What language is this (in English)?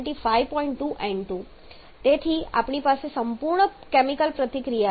Gujarati